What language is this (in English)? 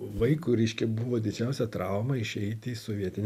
Lithuanian